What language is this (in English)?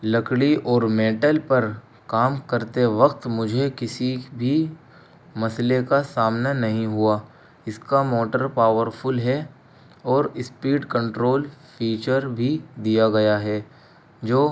Urdu